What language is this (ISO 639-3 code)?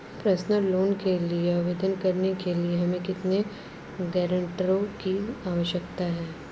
hin